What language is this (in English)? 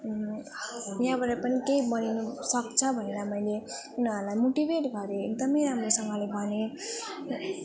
Nepali